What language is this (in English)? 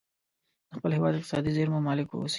Pashto